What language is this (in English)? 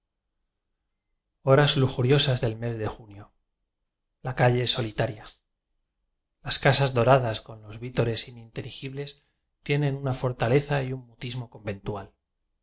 Spanish